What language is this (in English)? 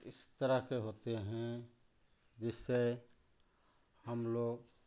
Hindi